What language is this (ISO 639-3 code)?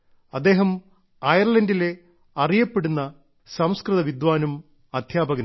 mal